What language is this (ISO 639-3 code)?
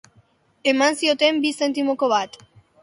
eus